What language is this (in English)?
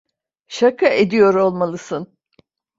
Turkish